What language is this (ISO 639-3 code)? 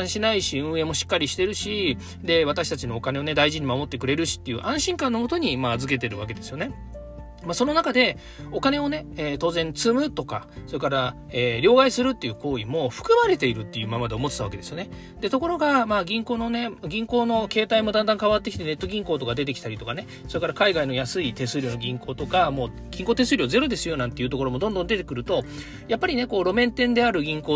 jpn